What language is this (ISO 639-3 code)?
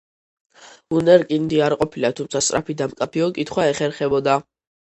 kat